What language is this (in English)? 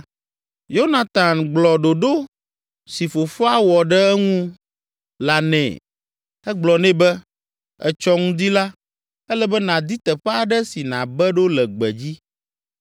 Ewe